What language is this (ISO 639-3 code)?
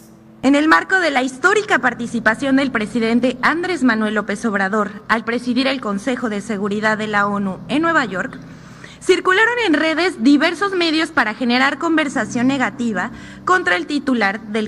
spa